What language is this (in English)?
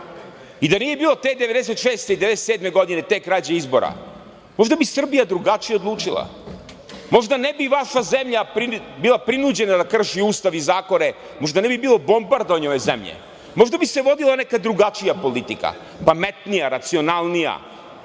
Serbian